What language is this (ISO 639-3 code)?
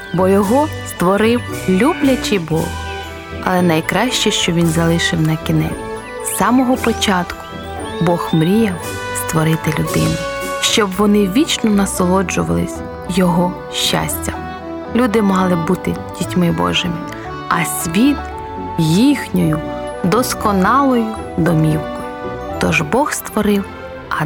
ukr